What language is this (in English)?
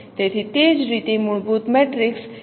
Gujarati